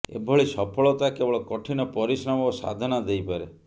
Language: Odia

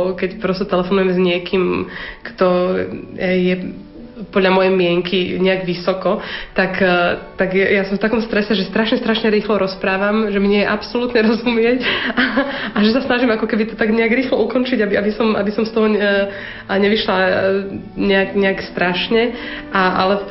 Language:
Slovak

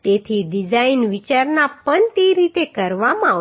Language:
Gujarati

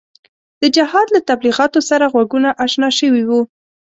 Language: Pashto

